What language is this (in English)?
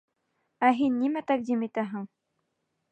Bashkir